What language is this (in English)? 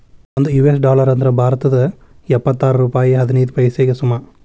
Kannada